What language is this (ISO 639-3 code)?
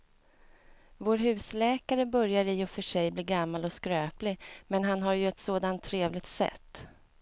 swe